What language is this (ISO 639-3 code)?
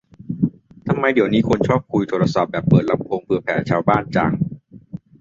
tha